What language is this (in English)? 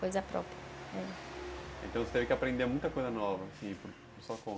Portuguese